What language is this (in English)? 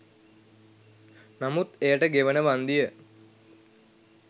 Sinhala